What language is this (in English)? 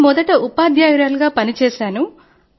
Telugu